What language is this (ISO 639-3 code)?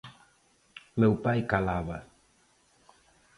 glg